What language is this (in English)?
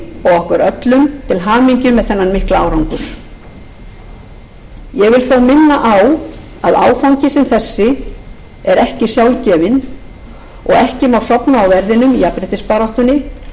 Icelandic